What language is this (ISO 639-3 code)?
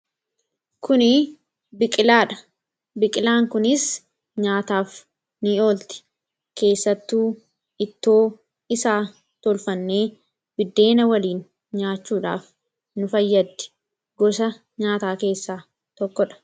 orm